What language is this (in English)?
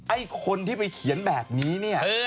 Thai